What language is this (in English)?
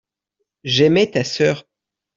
French